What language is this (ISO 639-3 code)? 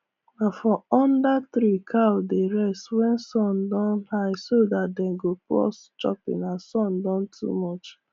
pcm